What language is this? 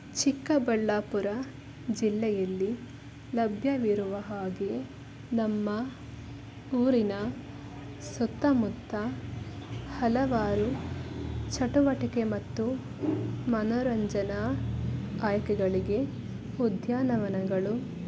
Kannada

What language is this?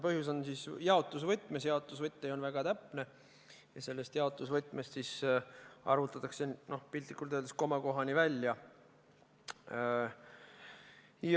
Estonian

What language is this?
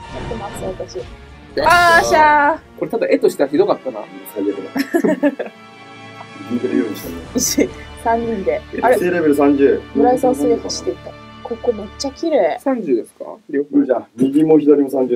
Japanese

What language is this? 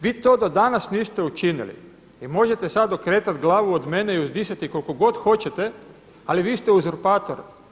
Croatian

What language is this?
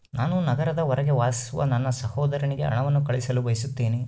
Kannada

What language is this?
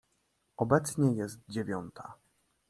Polish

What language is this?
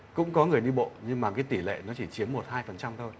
Vietnamese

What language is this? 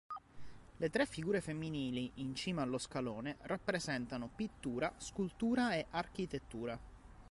Italian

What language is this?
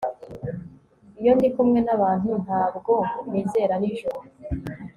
Kinyarwanda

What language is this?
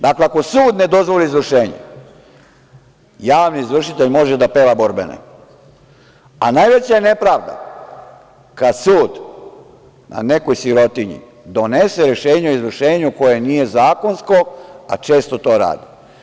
Serbian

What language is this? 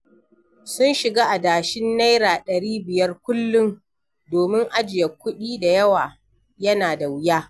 Hausa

